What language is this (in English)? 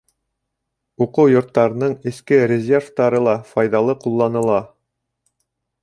Bashkir